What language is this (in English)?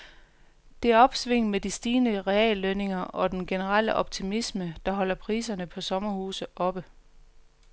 Danish